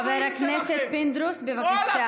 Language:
Hebrew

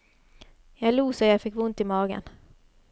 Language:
Norwegian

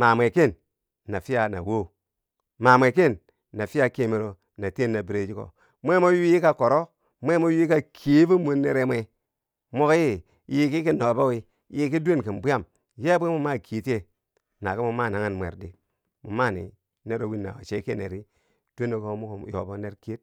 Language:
Bangwinji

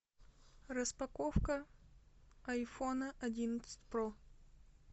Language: Russian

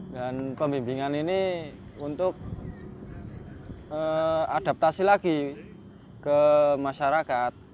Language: Indonesian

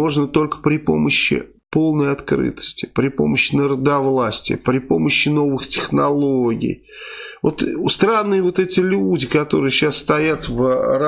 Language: Russian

